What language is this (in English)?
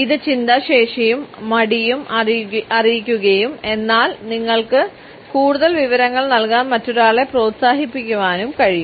Malayalam